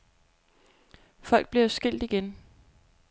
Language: Danish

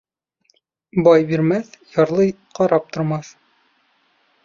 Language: Bashkir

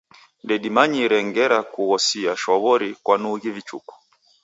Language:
Taita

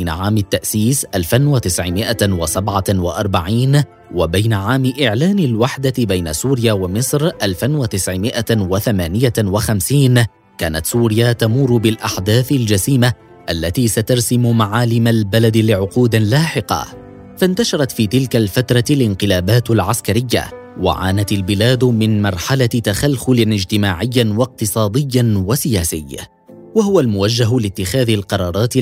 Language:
Arabic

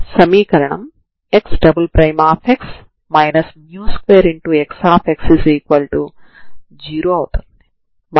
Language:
Telugu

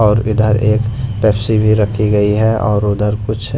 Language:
Hindi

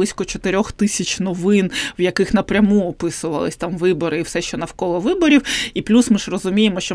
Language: Ukrainian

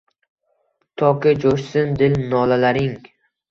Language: Uzbek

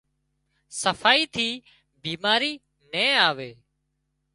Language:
Wadiyara Koli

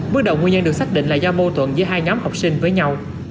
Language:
Vietnamese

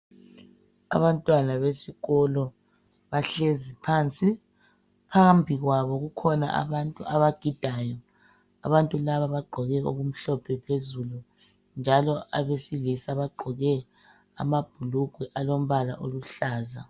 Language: North Ndebele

